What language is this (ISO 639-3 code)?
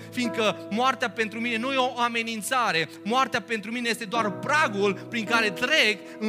ron